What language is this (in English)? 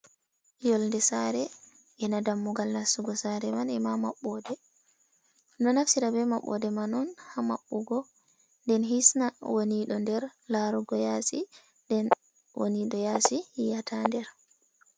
Fula